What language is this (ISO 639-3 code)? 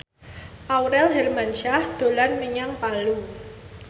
jav